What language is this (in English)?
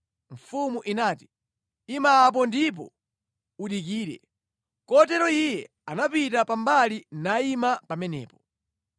Nyanja